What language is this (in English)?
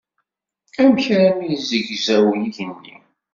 Kabyle